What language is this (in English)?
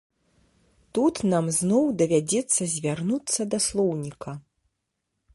Belarusian